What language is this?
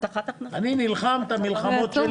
Hebrew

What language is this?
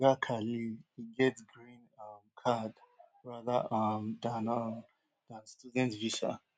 Nigerian Pidgin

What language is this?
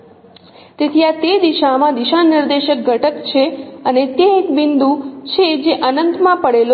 Gujarati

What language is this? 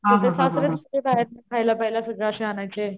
Marathi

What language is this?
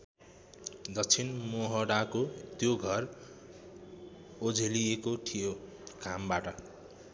Nepali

